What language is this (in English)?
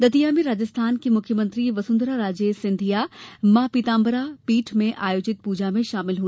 Hindi